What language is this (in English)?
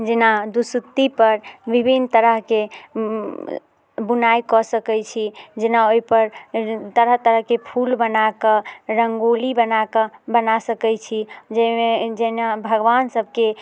Maithili